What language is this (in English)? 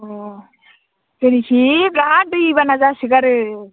Bodo